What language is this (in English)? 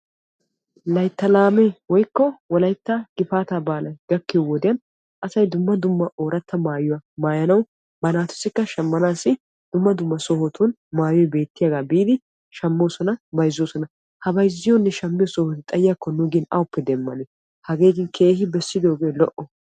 Wolaytta